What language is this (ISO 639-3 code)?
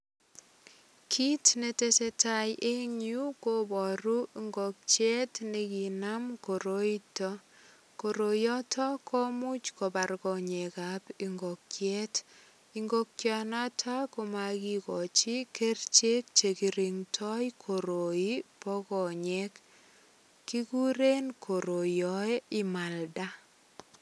kln